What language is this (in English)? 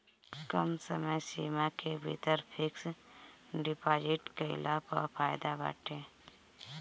Bhojpuri